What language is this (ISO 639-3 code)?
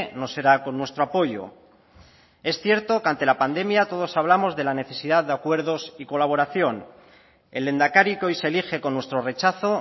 spa